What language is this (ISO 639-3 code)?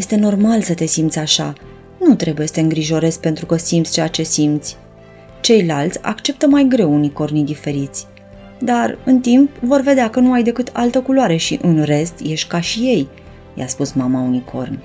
ron